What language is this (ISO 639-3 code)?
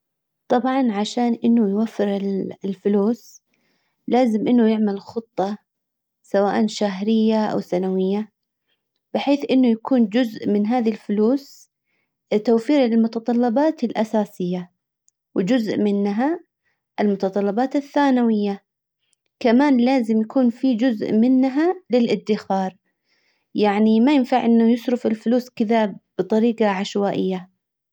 acw